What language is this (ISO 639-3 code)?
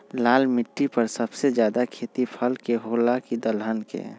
mag